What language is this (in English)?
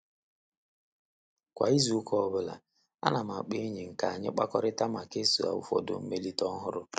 Igbo